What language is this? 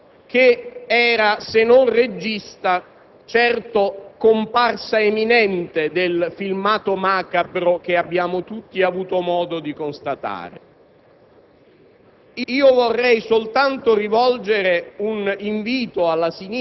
Italian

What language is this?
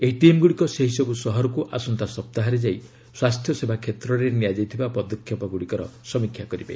Odia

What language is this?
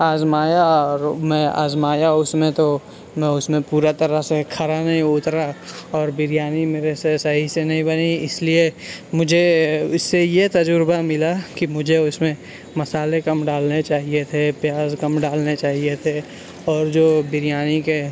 Urdu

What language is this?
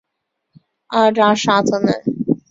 Chinese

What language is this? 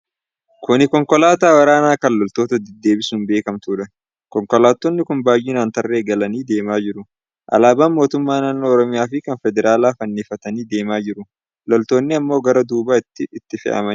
Oromo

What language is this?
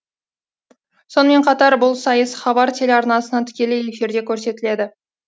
Kazakh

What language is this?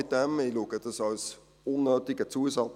Swiss German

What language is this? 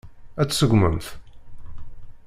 Kabyle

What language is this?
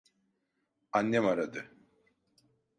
Turkish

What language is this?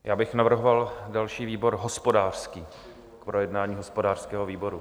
Czech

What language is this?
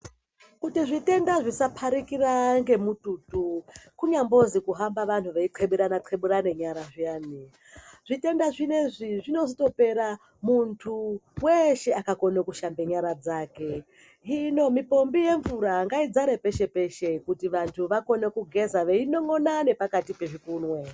Ndau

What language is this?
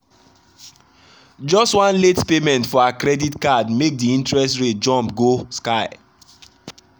Nigerian Pidgin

